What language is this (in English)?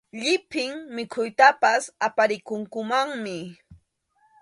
Arequipa-La Unión Quechua